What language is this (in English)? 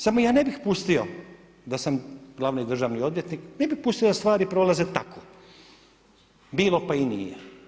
Croatian